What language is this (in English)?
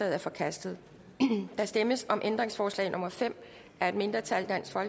Danish